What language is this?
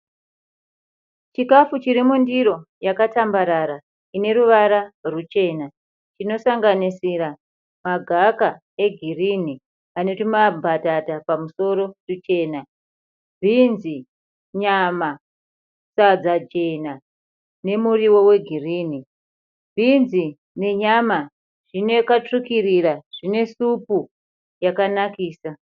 Shona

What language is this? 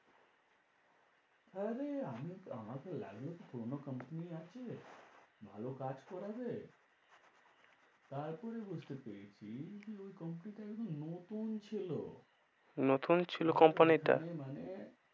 Bangla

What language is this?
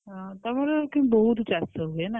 Odia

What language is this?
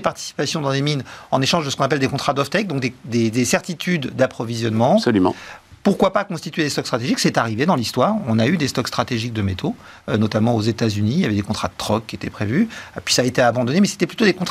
French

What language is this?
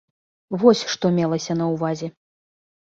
Belarusian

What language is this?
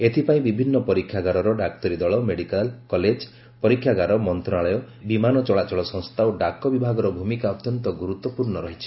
Odia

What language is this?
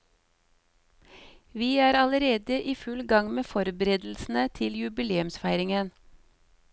Norwegian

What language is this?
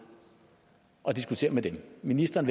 Danish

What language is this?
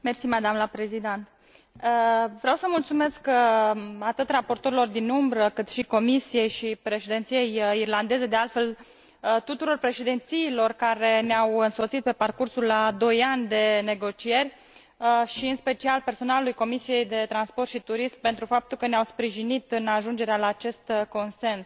Romanian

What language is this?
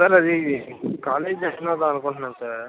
Telugu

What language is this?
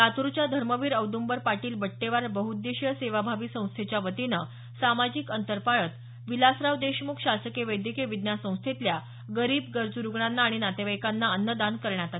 Marathi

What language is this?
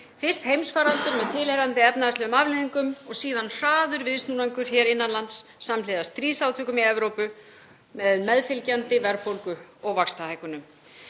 Icelandic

